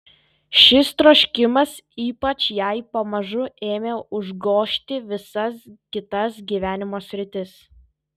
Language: Lithuanian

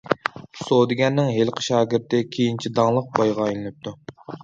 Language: Uyghur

